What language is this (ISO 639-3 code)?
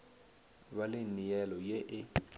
nso